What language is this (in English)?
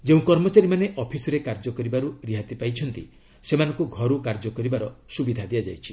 Odia